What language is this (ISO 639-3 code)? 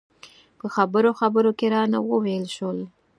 pus